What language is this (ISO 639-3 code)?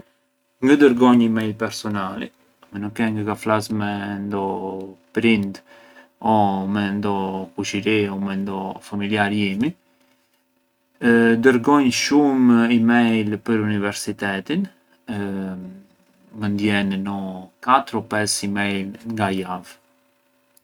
aae